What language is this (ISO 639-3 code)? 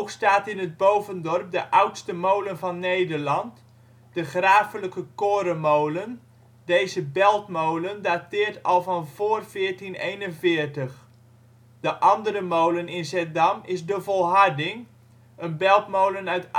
nld